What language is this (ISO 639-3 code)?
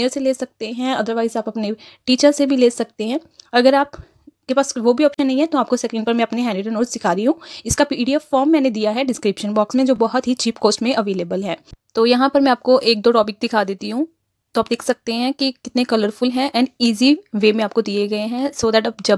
hin